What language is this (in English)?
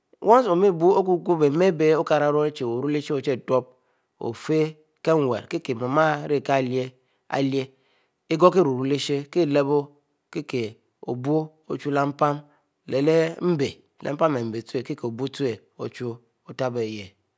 Mbe